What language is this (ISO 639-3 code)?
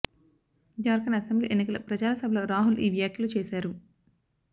tel